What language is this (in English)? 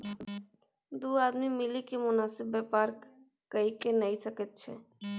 Maithili